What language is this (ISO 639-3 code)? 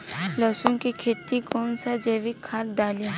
bho